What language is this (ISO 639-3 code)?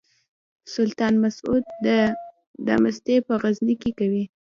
pus